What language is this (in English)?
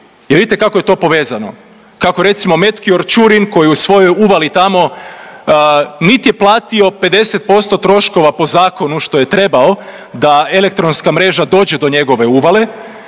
Croatian